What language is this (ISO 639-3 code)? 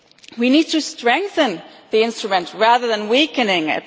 eng